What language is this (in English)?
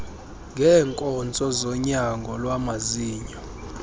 Xhosa